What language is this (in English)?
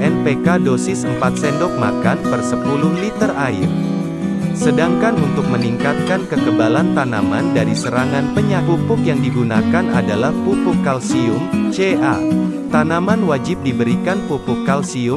Indonesian